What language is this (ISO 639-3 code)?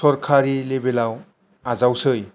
brx